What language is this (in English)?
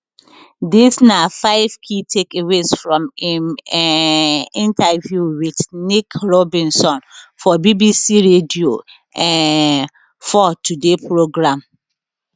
Nigerian Pidgin